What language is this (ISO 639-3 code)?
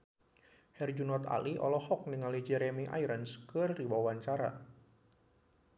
sun